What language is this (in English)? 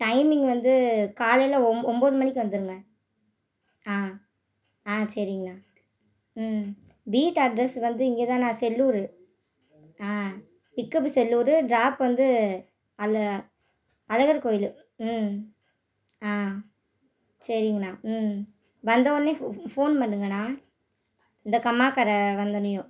Tamil